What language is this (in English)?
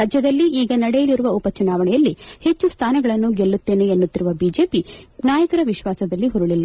Kannada